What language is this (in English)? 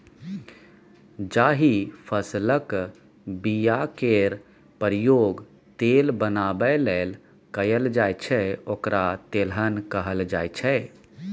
Maithili